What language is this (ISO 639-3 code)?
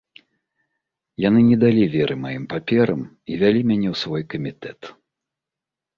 bel